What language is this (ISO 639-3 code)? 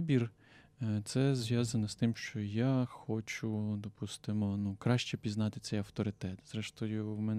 ukr